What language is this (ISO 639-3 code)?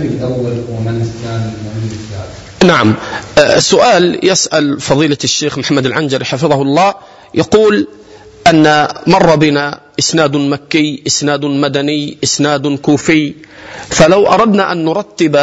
ara